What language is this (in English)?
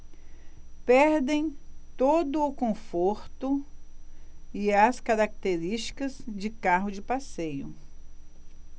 Portuguese